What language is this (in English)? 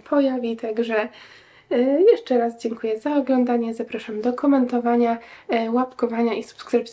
Polish